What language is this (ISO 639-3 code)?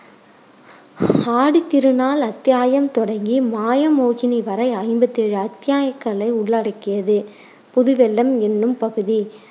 tam